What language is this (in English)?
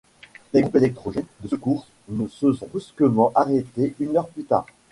French